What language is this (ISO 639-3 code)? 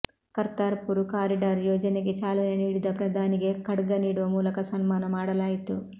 kan